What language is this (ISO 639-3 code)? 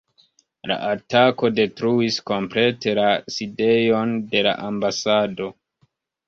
epo